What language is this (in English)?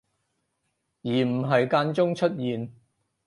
Cantonese